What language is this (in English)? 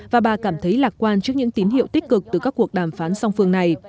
Vietnamese